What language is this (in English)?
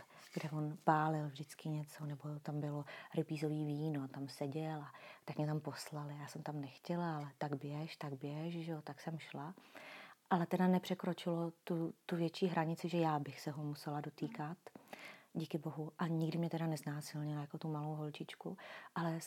Czech